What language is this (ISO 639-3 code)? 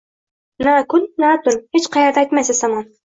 uzb